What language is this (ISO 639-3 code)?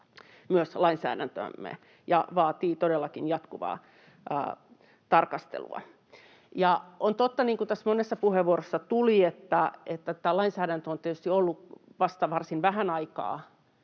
fin